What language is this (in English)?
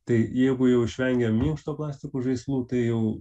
Lithuanian